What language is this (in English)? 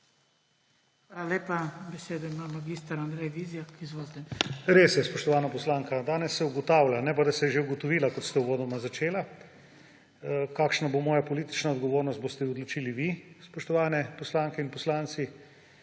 Slovenian